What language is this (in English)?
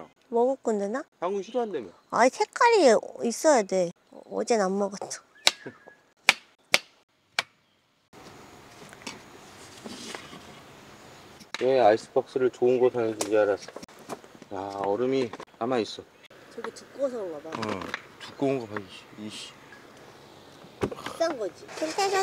Korean